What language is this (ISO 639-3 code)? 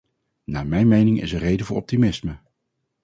nld